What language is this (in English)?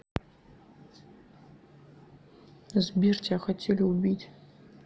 Russian